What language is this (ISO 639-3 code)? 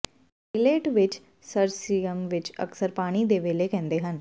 pan